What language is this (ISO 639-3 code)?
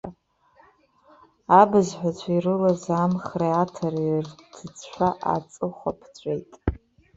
abk